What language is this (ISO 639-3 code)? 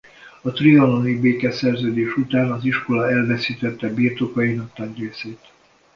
hun